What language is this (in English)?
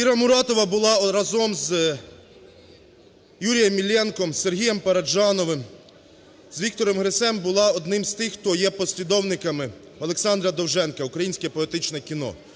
Ukrainian